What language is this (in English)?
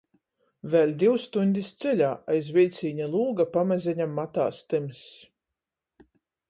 Latgalian